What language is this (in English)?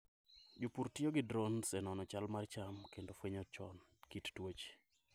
Luo (Kenya and Tanzania)